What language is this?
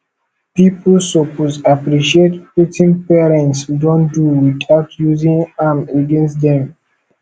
Nigerian Pidgin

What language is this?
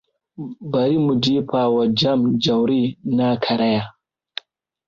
Hausa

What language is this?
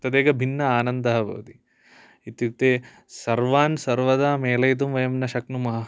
Sanskrit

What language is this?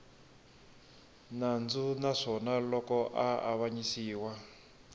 Tsonga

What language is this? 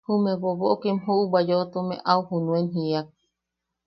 Yaqui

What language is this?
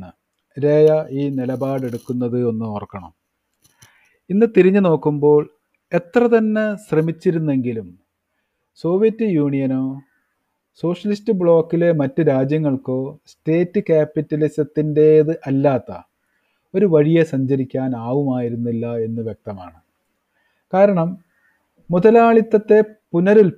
Malayalam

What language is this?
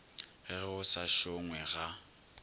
Northern Sotho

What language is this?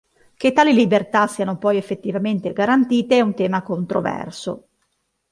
Italian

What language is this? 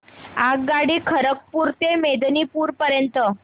Marathi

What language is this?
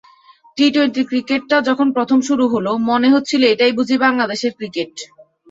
Bangla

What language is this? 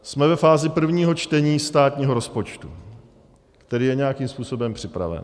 Czech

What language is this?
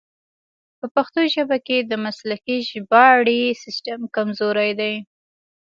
Pashto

